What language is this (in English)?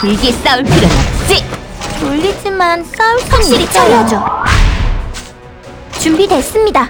Korean